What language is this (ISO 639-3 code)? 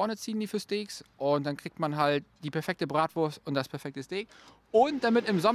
deu